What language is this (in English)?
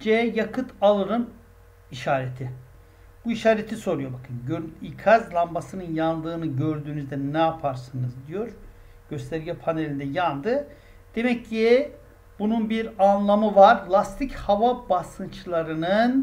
Turkish